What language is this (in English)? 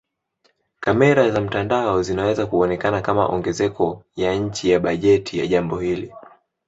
Swahili